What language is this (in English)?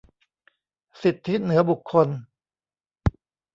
Thai